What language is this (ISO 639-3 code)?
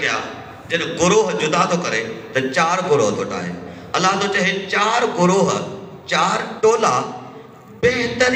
hin